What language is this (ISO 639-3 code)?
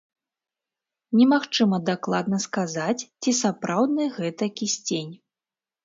bel